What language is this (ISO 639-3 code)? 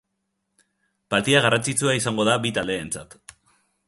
eus